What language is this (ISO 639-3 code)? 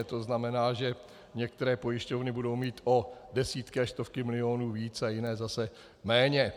ces